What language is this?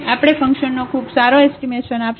Gujarati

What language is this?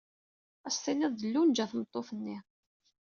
Kabyle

